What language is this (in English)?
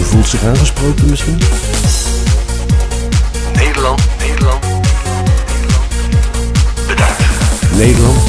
Dutch